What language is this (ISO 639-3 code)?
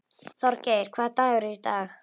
isl